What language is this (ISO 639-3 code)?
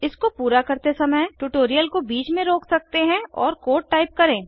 hin